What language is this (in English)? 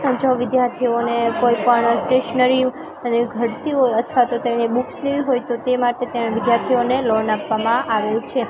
Gujarati